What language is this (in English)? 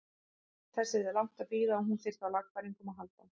Icelandic